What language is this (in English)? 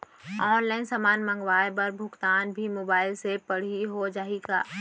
Chhattisgarhi